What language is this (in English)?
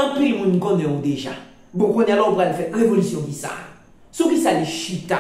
French